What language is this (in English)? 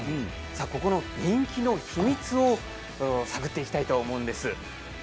Japanese